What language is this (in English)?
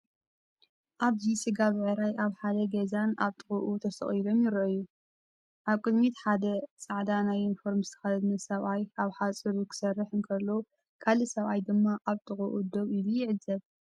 Tigrinya